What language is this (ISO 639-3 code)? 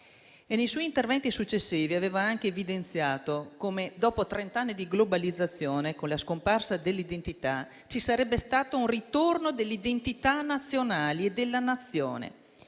ita